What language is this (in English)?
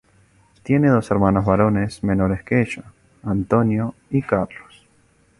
Spanish